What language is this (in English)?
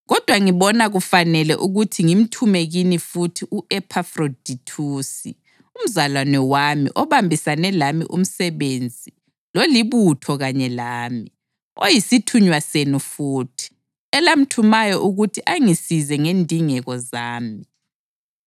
North Ndebele